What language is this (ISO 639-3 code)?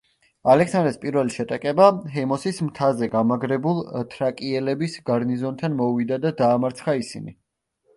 kat